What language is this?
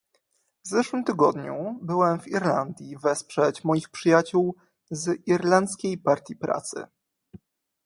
Polish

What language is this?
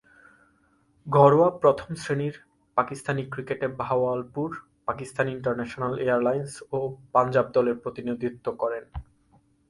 Bangla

